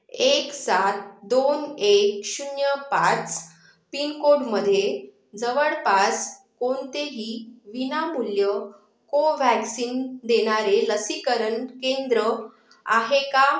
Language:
Marathi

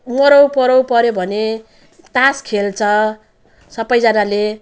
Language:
Nepali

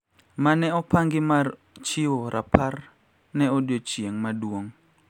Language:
Luo (Kenya and Tanzania)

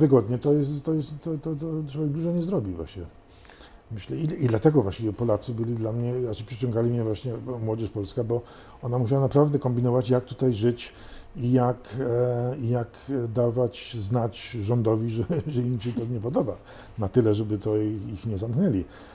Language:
Polish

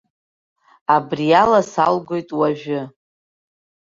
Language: Abkhazian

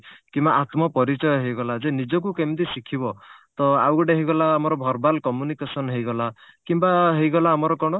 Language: Odia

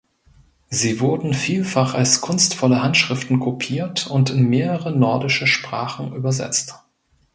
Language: German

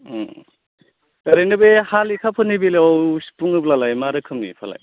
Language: Bodo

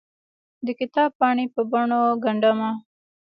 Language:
Pashto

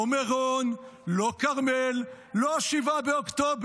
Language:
Hebrew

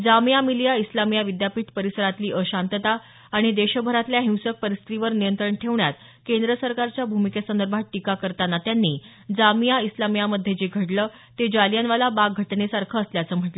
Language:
Marathi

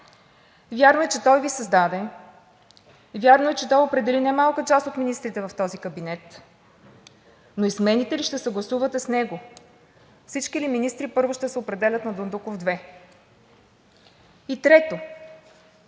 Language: Bulgarian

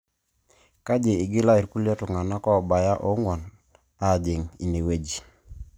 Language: Masai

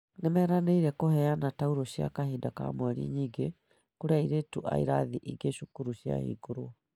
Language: Kikuyu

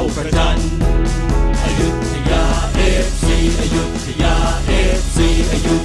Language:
Thai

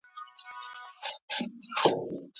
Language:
Pashto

